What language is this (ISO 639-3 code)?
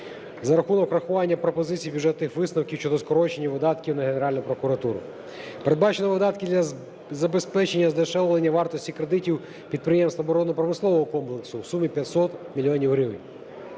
ukr